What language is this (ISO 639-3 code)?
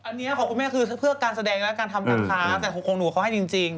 tha